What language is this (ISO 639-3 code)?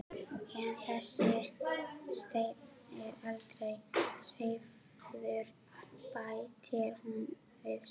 isl